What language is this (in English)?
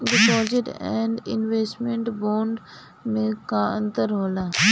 Bhojpuri